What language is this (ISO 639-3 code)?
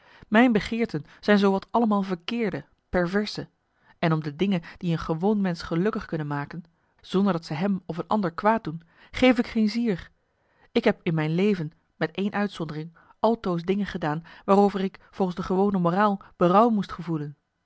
nld